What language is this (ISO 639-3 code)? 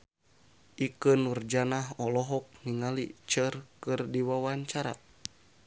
sun